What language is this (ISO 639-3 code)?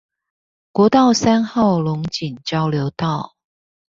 zho